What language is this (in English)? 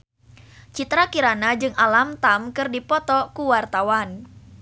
Sundanese